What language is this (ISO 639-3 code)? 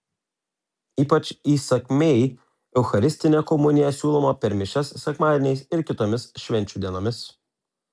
lit